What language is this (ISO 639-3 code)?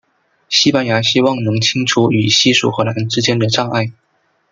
zho